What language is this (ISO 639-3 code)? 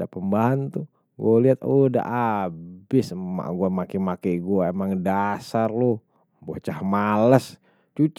bew